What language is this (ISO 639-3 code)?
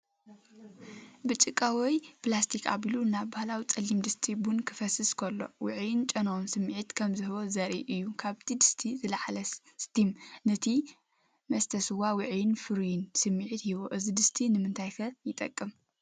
tir